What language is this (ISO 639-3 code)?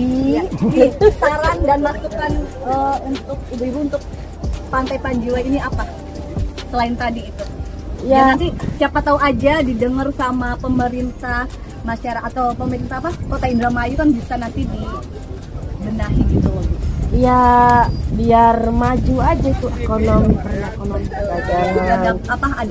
ind